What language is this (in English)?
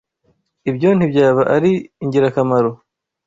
Kinyarwanda